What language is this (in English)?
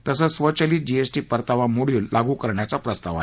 Marathi